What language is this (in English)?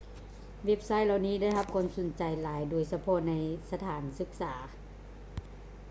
Lao